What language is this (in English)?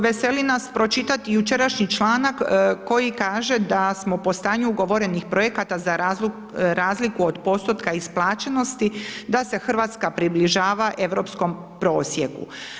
Croatian